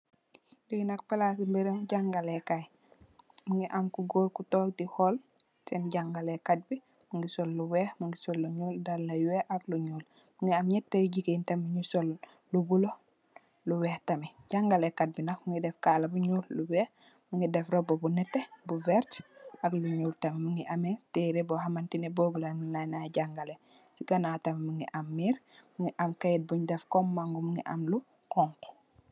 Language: Wolof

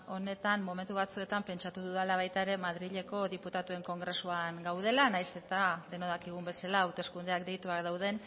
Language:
Basque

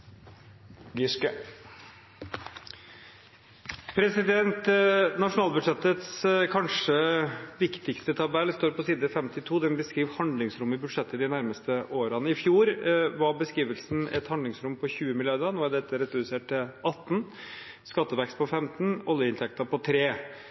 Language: Norwegian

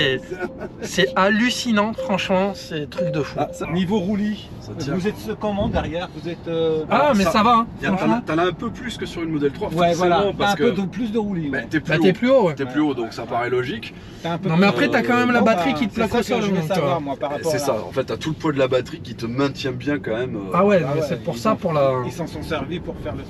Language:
French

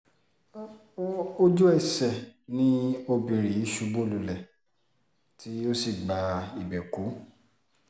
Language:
Yoruba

